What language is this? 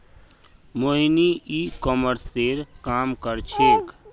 Magahi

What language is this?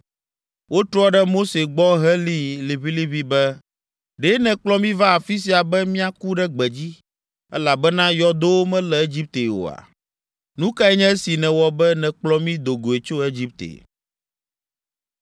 Ewe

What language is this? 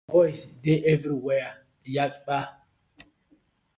Nigerian Pidgin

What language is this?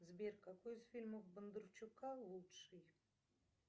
Russian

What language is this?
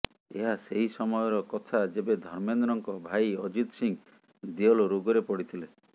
Odia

